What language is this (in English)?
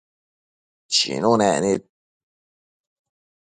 Matsés